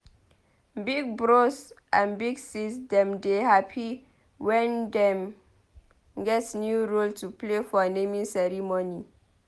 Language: Nigerian Pidgin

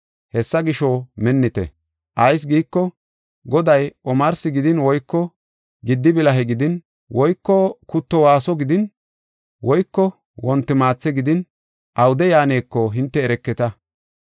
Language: Gofa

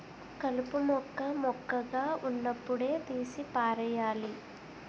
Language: Telugu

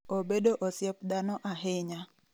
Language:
Luo (Kenya and Tanzania)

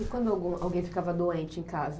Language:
Portuguese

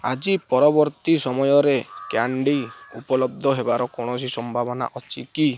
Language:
Odia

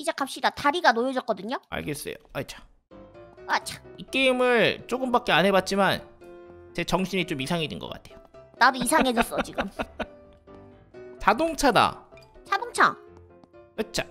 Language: Korean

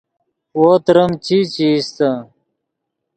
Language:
Yidgha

